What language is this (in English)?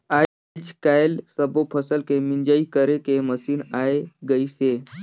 Chhattisgarhi